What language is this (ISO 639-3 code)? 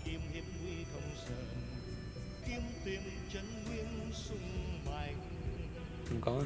vie